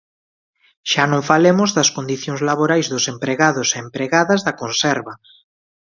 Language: Galician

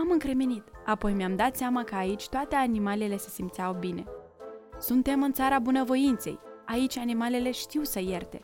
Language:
Romanian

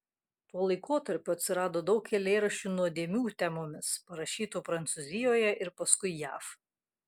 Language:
Lithuanian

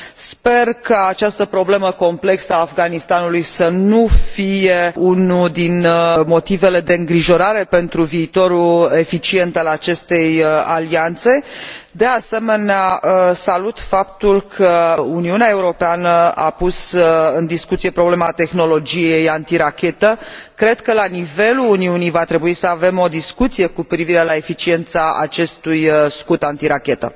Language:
Romanian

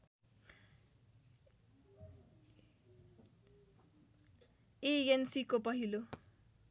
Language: Nepali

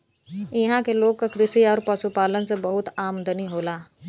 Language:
Bhojpuri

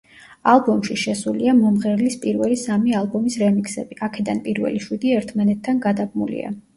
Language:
Georgian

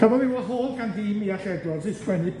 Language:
Welsh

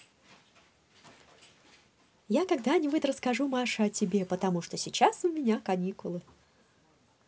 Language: Russian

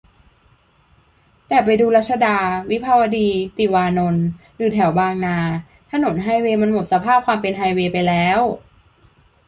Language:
Thai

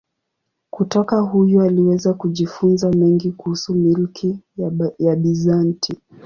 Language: Swahili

